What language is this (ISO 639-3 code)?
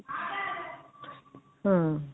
pan